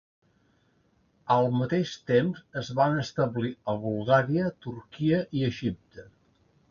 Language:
Catalan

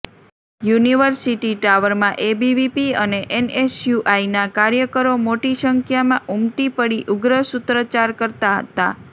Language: Gujarati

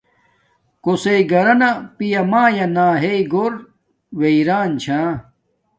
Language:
Domaaki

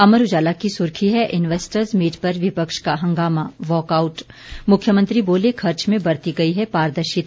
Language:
Hindi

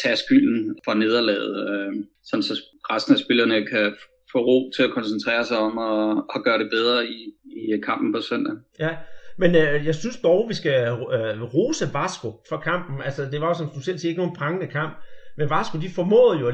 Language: Danish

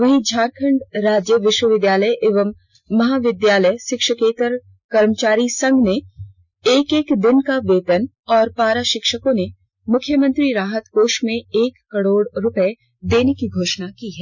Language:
Hindi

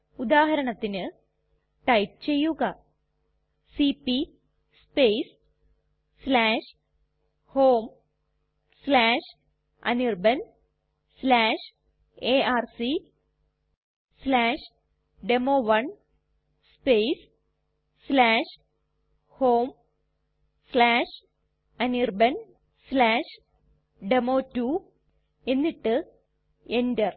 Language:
Malayalam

